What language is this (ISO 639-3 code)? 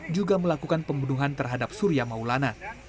ind